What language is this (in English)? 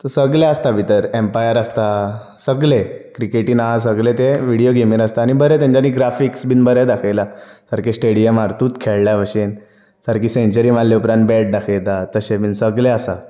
Konkani